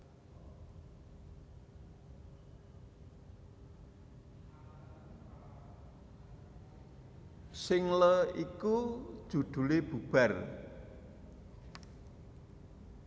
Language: Javanese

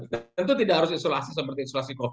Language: Indonesian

